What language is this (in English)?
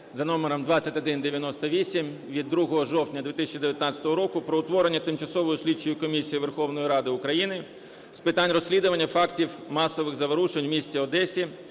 Ukrainian